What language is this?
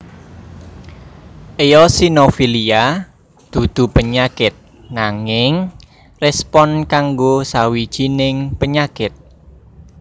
Javanese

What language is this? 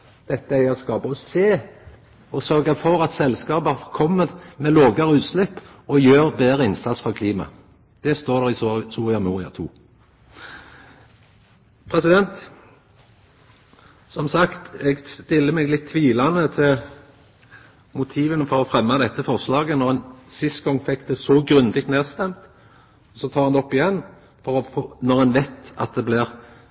Norwegian Nynorsk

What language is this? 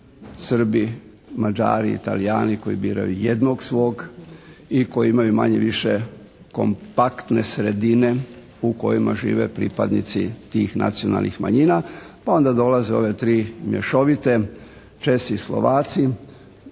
Croatian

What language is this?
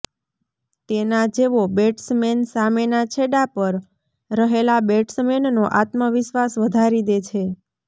Gujarati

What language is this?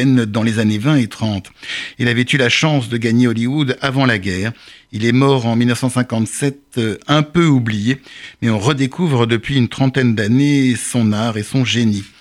French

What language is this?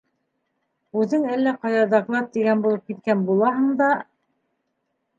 Bashkir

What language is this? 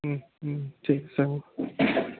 Assamese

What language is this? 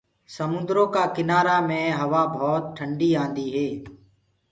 Gurgula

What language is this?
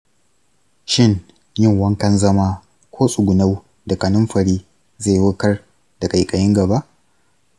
Hausa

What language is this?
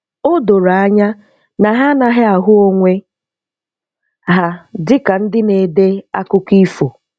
Igbo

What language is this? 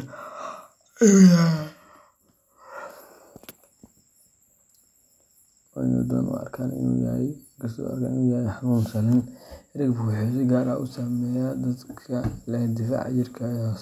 Somali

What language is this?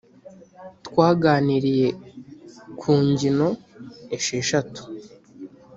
Kinyarwanda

